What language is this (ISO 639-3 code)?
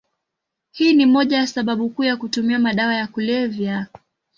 swa